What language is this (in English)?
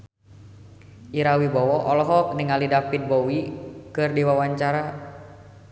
Sundanese